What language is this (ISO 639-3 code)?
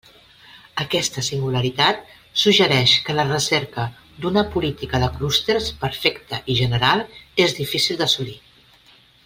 cat